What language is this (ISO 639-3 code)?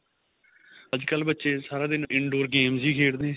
pan